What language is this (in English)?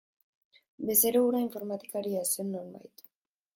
Basque